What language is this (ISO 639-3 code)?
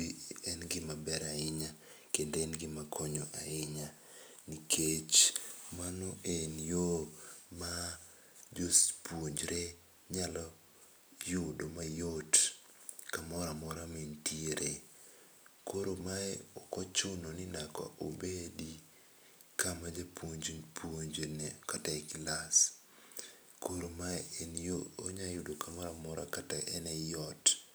luo